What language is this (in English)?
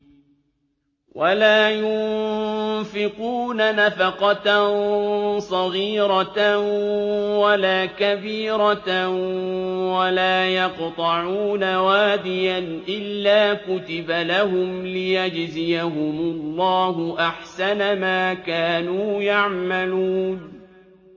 Arabic